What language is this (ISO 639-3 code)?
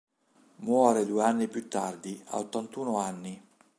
ita